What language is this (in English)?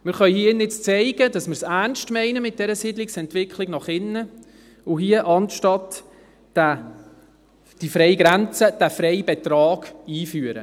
Swiss German